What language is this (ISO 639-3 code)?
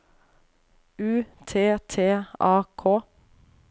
nor